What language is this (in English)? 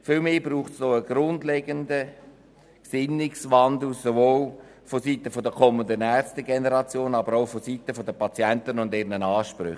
Swiss German